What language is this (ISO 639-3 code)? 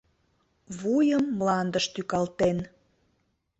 chm